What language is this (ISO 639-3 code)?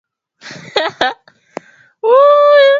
swa